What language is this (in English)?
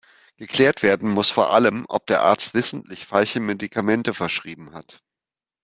German